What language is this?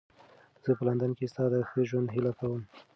Pashto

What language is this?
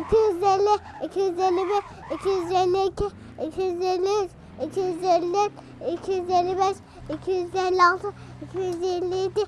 Turkish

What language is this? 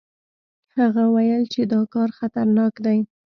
Pashto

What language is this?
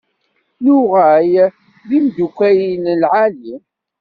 Kabyle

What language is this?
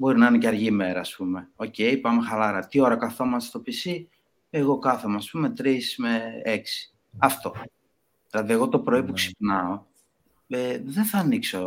Greek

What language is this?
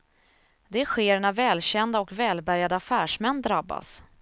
Swedish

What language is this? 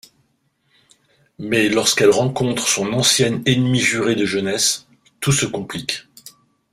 French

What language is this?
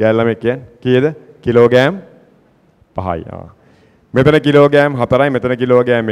Danish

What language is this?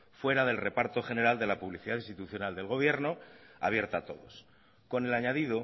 Spanish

